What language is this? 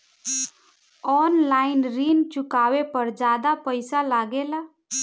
Bhojpuri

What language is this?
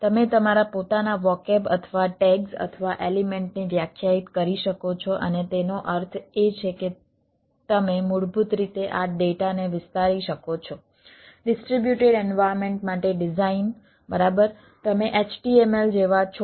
Gujarati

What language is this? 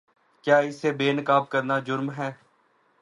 Urdu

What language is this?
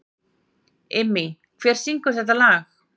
Icelandic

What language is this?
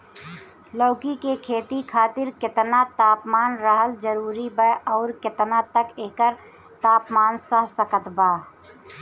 Bhojpuri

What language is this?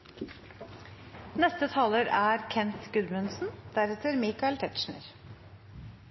Norwegian Nynorsk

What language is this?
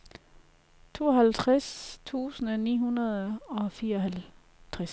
Danish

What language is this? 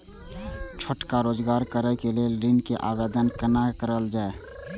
Maithili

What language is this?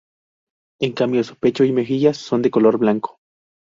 Spanish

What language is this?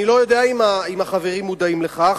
Hebrew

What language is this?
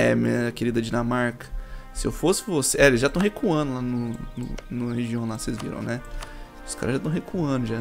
Portuguese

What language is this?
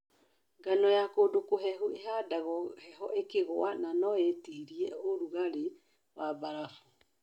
Kikuyu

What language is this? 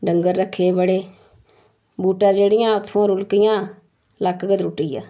Dogri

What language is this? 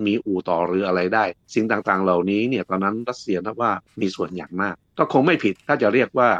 Thai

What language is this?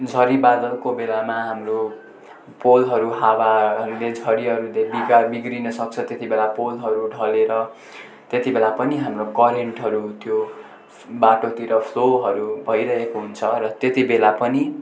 Nepali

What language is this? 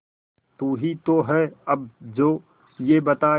Hindi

